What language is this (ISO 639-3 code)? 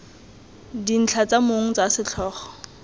tsn